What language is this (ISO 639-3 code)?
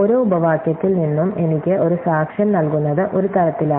mal